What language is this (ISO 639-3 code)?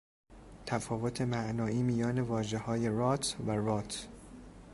fas